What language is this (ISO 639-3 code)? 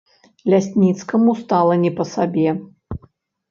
bel